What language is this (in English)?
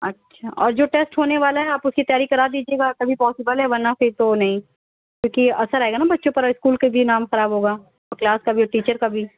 Urdu